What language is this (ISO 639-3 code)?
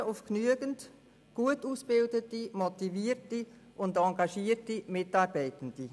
gsw